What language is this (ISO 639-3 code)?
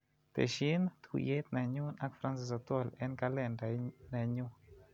kln